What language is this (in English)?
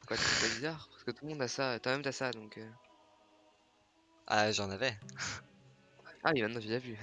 French